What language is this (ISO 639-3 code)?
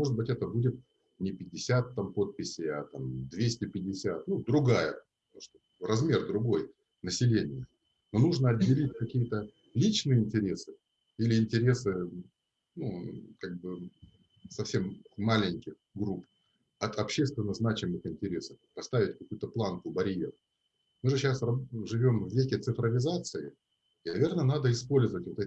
rus